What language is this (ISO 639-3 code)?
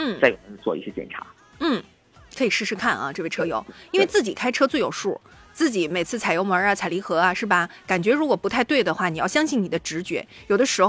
zho